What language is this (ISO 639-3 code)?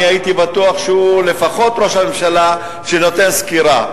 heb